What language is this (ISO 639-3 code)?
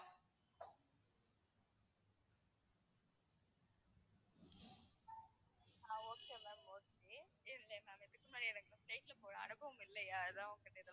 tam